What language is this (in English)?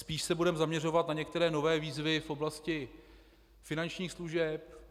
Czech